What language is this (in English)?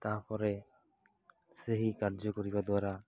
Odia